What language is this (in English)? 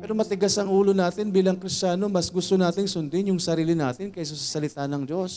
Filipino